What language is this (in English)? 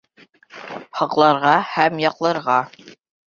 Bashkir